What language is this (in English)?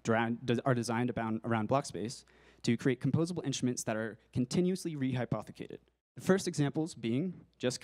English